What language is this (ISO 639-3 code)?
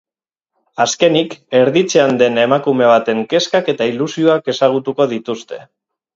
eus